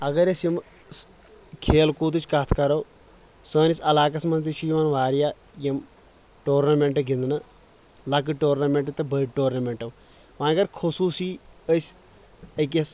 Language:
Kashmiri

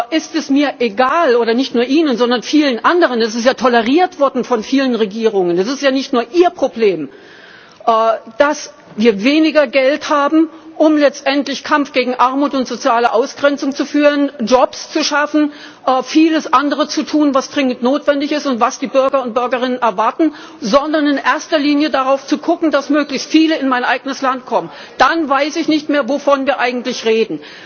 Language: German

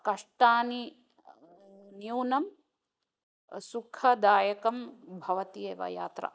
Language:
Sanskrit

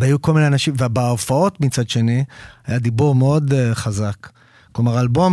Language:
Hebrew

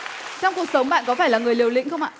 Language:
Vietnamese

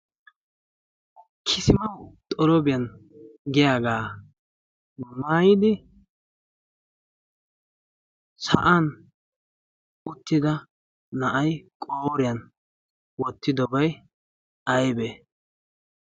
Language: Wolaytta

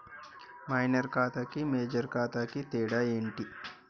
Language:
Telugu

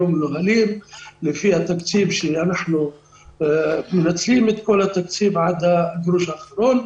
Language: Hebrew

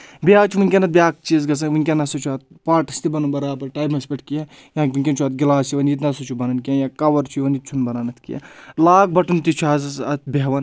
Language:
Kashmiri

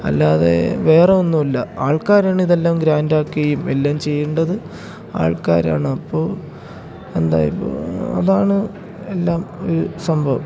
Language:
Malayalam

